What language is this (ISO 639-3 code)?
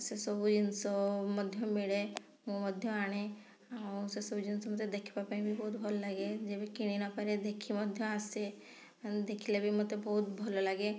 ori